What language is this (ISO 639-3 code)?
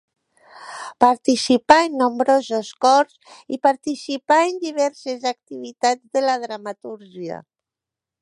cat